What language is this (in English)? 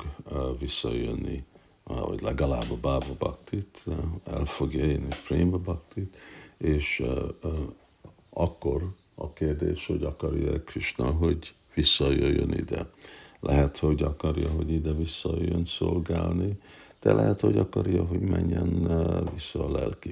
Hungarian